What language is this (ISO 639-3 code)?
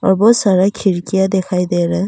hin